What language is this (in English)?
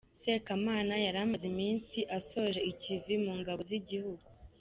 Kinyarwanda